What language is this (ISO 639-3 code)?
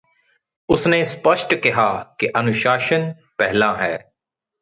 pan